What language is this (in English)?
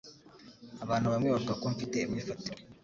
Kinyarwanda